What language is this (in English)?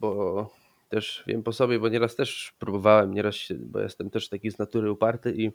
Polish